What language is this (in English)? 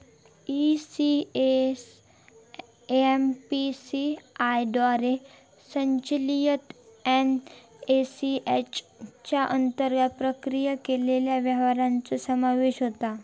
Marathi